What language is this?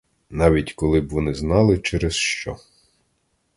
Ukrainian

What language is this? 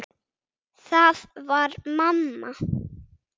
Icelandic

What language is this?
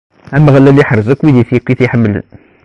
Kabyle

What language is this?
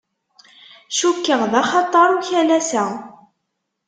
Kabyle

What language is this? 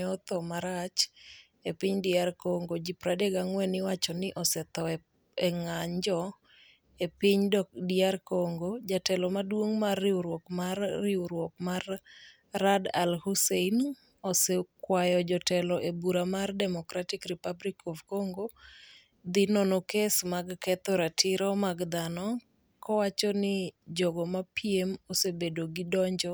Luo (Kenya and Tanzania)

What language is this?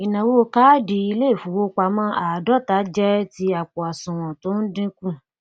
Yoruba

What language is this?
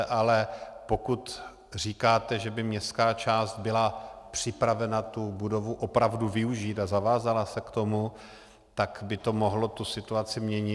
Czech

